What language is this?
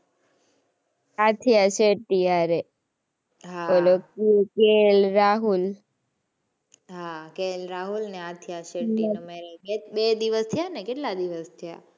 Gujarati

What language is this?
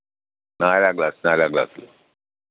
Malayalam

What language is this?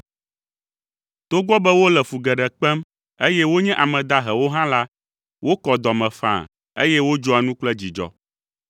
Ewe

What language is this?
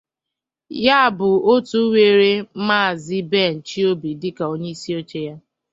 Igbo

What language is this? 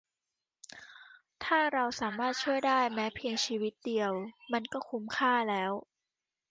Thai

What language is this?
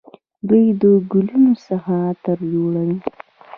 Pashto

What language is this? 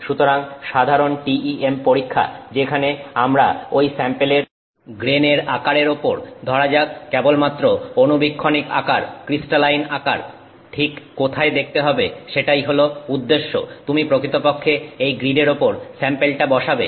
Bangla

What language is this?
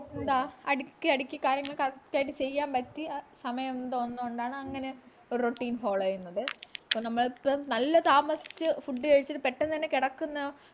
Malayalam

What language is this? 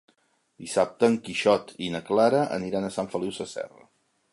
Catalan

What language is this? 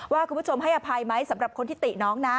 Thai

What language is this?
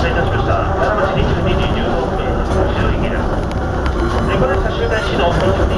Japanese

